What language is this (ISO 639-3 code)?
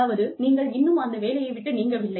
tam